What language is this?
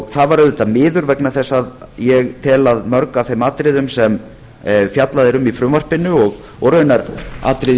Icelandic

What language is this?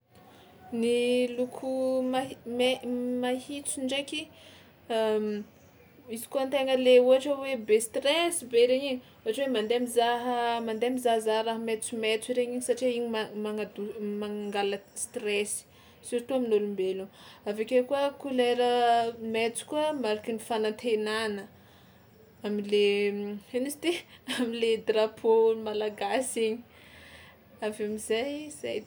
Tsimihety Malagasy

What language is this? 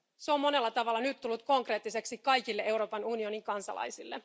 Finnish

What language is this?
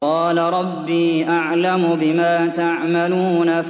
Arabic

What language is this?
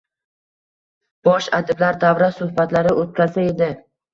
Uzbek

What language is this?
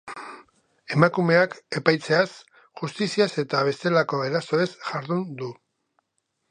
Basque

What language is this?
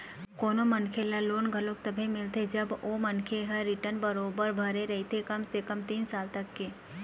Chhattisgarhi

